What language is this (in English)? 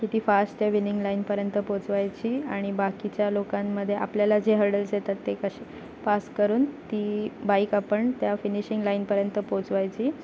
Marathi